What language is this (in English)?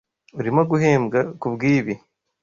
Kinyarwanda